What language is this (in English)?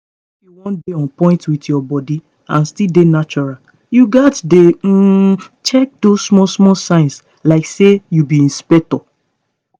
Nigerian Pidgin